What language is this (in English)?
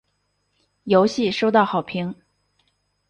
Chinese